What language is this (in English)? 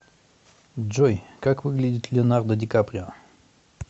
Russian